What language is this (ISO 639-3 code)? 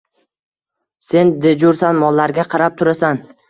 uzb